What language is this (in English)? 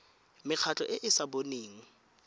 Tswana